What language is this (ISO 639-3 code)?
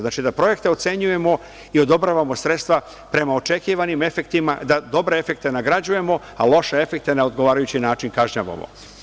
srp